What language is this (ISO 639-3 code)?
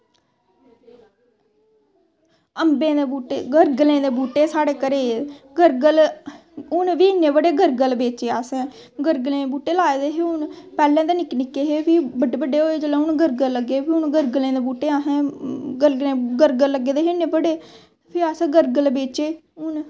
doi